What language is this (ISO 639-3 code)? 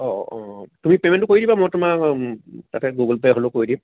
asm